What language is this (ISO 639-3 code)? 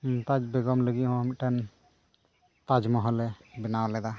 sat